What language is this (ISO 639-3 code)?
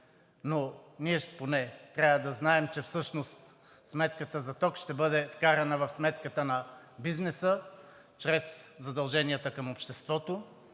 bul